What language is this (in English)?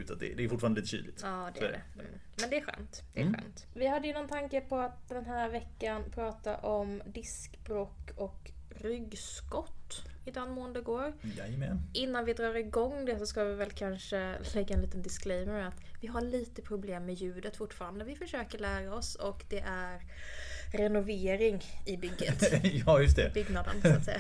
Swedish